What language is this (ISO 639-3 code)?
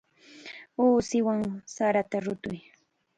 qxa